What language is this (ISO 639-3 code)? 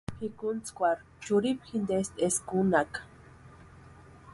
pua